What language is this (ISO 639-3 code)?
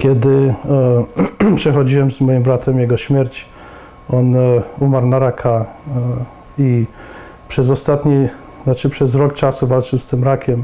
pol